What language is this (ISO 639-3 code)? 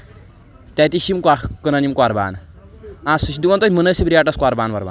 kas